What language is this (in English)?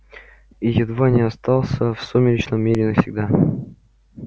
Russian